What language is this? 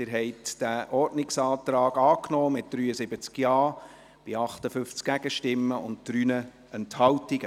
Swiss German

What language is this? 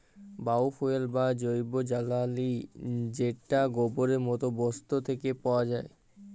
Bangla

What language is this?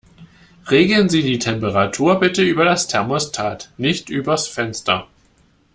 German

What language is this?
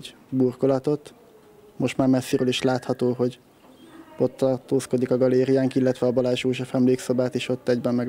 Hungarian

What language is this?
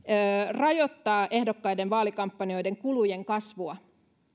Finnish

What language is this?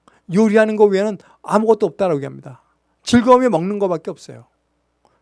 Korean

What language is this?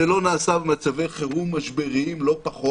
Hebrew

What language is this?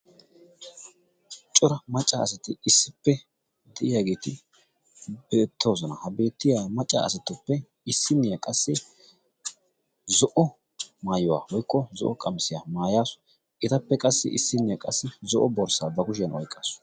Wolaytta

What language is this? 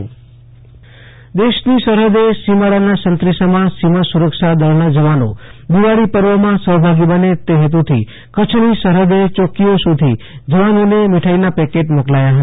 Gujarati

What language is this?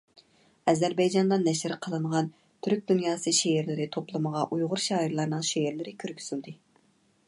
Uyghur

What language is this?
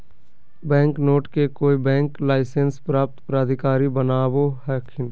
Magahi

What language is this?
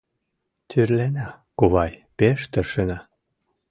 Mari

